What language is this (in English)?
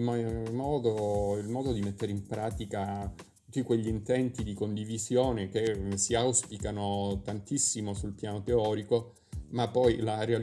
Italian